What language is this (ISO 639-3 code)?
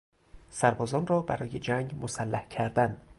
fas